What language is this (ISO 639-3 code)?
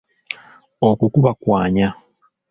lug